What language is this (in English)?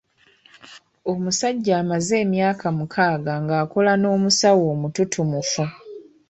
Ganda